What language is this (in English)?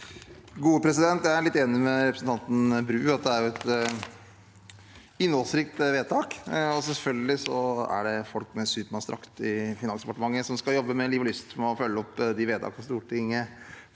Norwegian